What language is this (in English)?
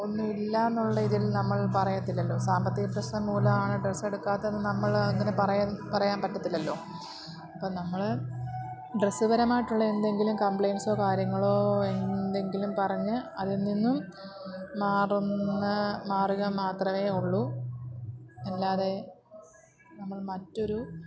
Malayalam